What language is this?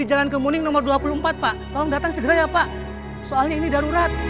Indonesian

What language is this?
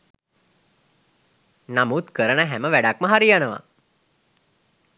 Sinhala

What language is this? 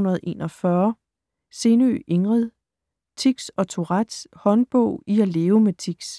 Danish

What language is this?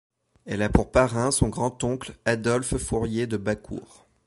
French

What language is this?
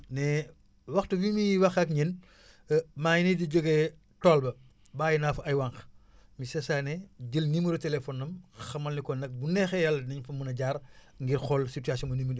Wolof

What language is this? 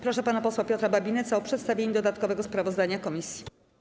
Polish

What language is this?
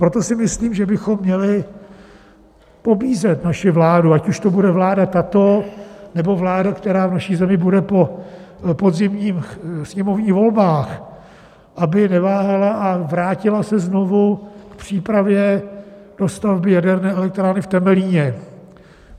Czech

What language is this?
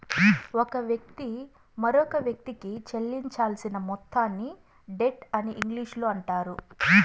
Telugu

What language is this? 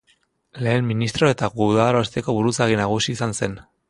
Basque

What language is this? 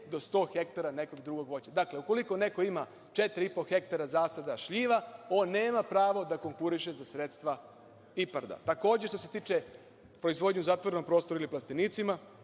Serbian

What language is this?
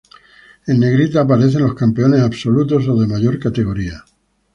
Spanish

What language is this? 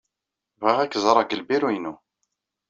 Kabyle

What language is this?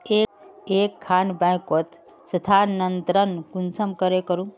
Magahi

